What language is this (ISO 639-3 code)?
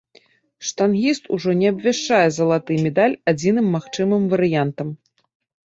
bel